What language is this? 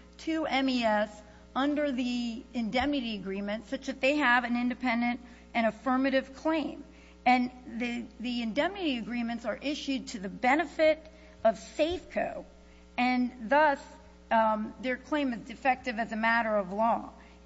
English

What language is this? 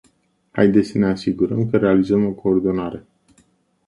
Romanian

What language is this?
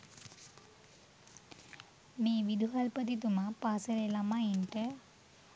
Sinhala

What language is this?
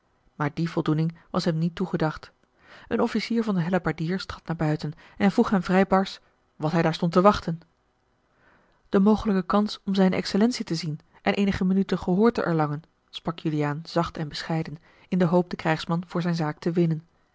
Dutch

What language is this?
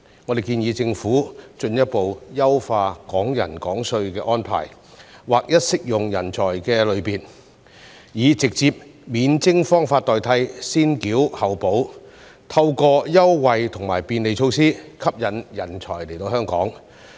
Cantonese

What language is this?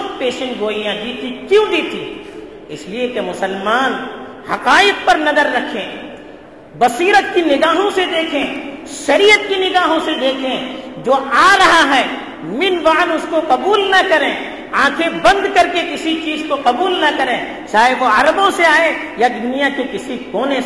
Urdu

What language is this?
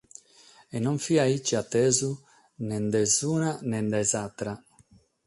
Sardinian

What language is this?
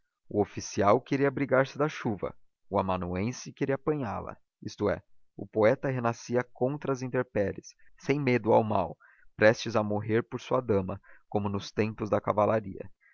Portuguese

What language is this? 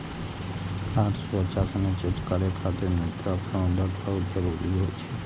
Maithili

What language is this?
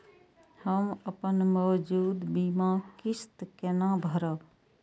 Maithili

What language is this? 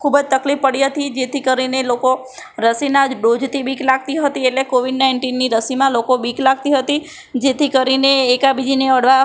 Gujarati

